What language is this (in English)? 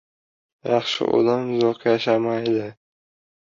Uzbek